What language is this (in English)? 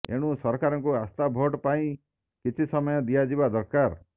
Odia